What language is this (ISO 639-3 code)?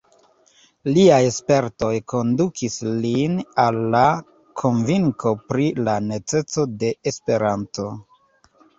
epo